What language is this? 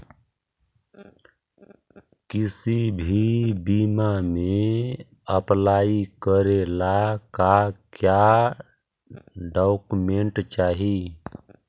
Magahi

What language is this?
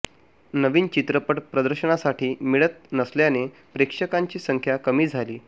Marathi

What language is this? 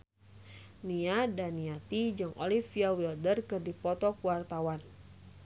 Sundanese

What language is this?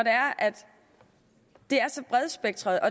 Danish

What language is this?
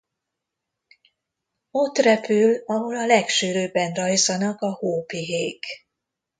Hungarian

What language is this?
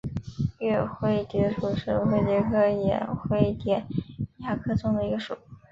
Chinese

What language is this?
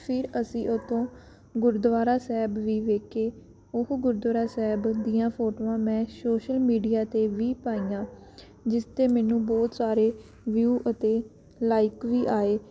Punjabi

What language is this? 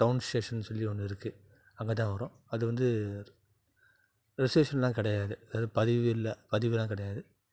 Tamil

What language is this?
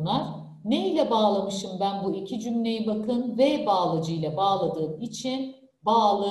Turkish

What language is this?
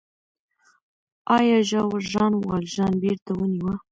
Pashto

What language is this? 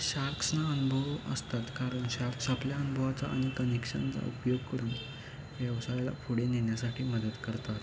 Marathi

